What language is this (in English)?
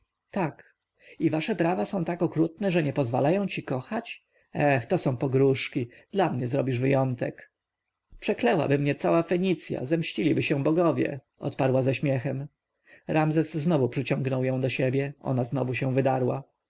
Polish